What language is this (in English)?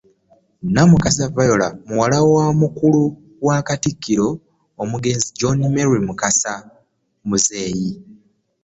Ganda